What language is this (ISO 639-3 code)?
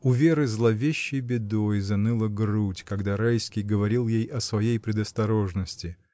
rus